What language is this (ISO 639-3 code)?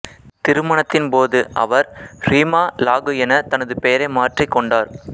tam